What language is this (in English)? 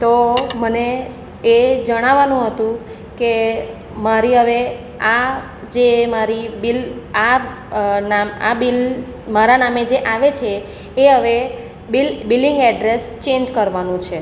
Gujarati